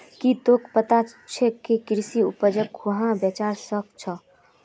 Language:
Magahi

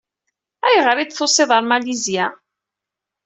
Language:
Kabyle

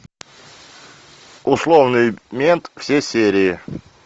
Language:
Russian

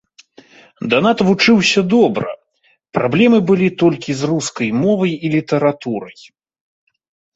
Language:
Belarusian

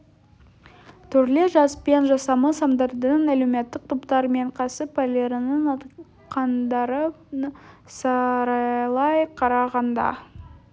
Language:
Kazakh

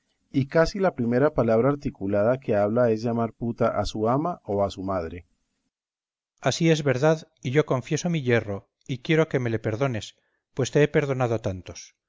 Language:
Spanish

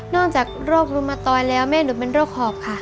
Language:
Thai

